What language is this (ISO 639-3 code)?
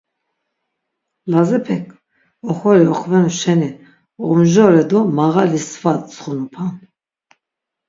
lzz